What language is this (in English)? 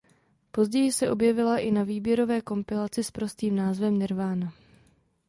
Czech